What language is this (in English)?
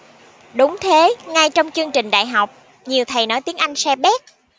Vietnamese